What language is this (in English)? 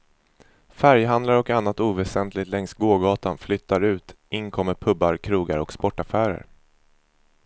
Swedish